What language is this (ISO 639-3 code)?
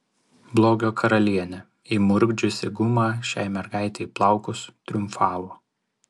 lit